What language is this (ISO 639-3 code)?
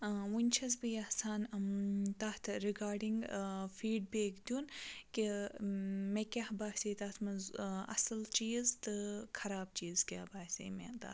kas